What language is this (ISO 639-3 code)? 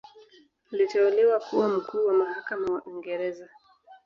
swa